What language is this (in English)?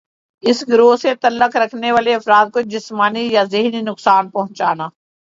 Urdu